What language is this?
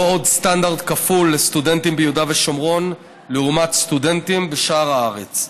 Hebrew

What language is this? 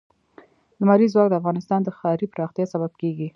Pashto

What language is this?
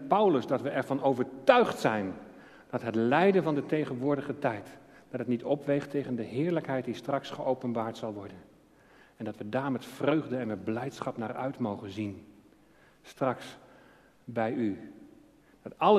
Dutch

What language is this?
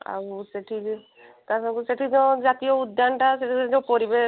Odia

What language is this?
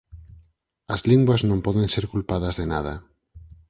Galician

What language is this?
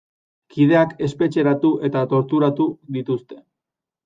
Basque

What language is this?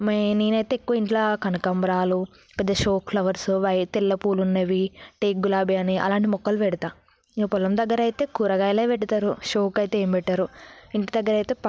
Telugu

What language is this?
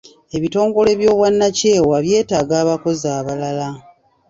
Ganda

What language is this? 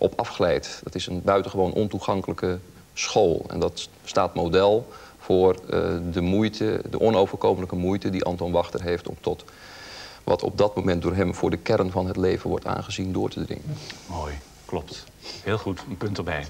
Dutch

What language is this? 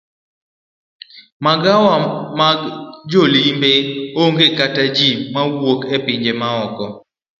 Luo (Kenya and Tanzania)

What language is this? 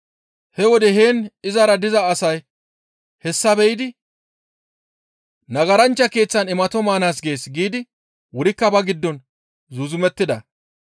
Gamo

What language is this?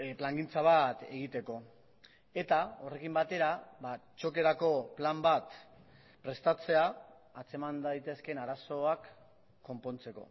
Basque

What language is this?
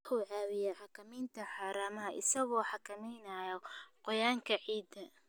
Somali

